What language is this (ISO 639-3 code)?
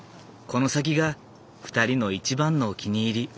jpn